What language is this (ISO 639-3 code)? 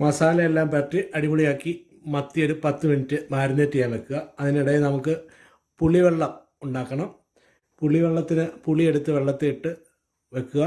mal